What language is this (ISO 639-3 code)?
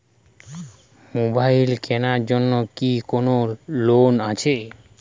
ben